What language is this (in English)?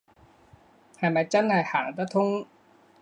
Cantonese